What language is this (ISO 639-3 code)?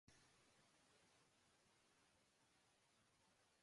urd